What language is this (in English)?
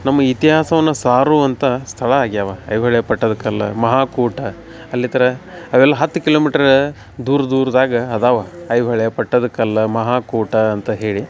Kannada